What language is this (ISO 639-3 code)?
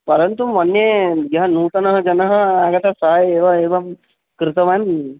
san